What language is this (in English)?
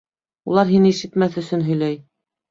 Bashkir